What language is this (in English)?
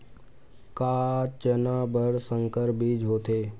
Chhattisgarhi